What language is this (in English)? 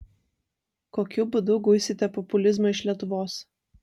Lithuanian